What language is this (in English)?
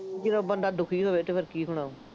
Punjabi